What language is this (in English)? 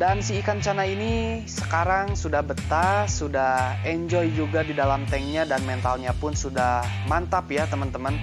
Indonesian